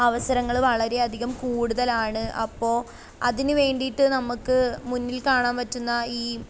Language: Malayalam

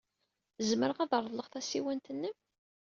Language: Kabyle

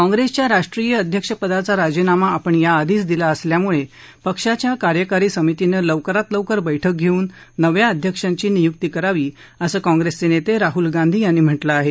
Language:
Marathi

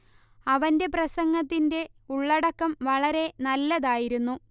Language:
Malayalam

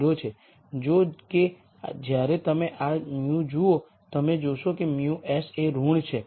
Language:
Gujarati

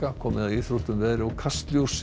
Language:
Icelandic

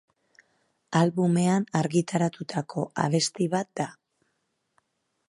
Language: Basque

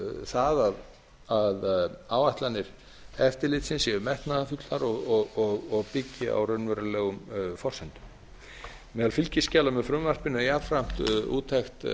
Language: Icelandic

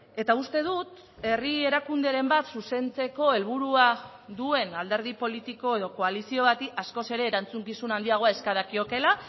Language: Basque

